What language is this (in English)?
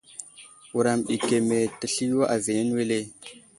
Wuzlam